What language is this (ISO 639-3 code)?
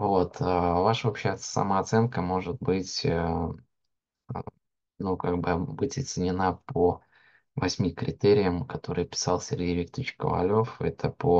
rus